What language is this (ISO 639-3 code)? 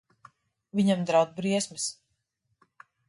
lav